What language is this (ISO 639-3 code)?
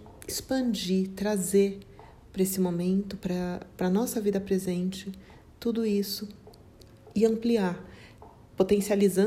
por